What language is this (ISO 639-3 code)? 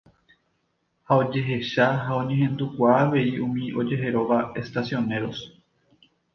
grn